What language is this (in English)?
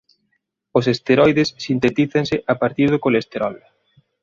Galician